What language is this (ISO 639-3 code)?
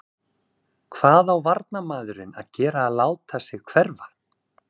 isl